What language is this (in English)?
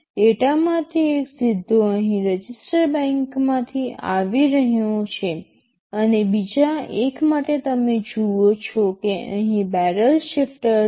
Gujarati